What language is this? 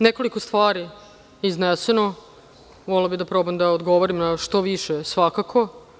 Serbian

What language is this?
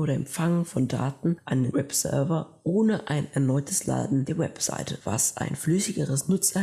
German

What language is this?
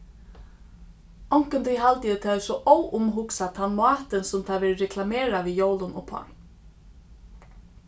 Faroese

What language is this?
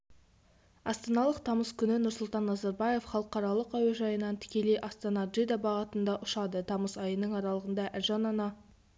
Kazakh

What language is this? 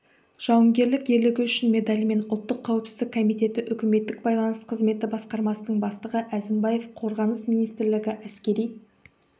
Kazakh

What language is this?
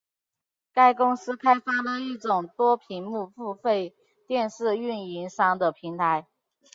Chinese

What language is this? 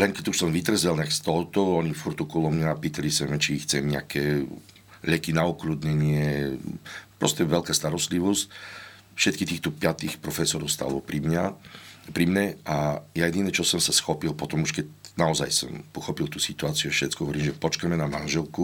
Slovak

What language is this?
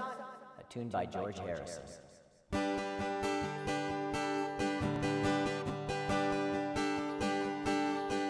English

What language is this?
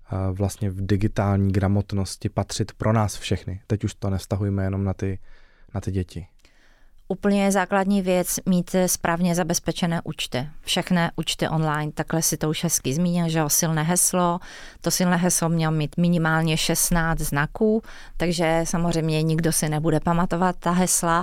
Czech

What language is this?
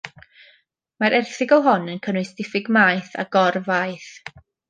Welsh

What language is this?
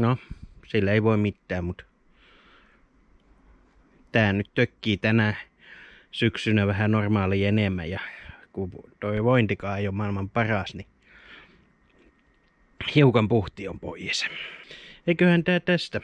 Finnish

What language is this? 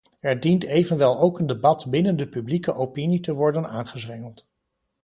Dutch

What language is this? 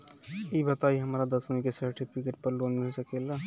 Bhojpuri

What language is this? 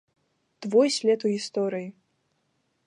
Belarusian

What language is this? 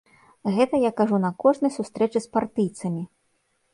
Belarusian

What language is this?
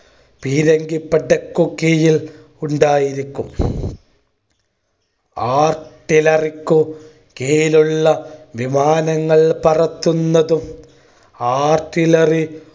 Malayalam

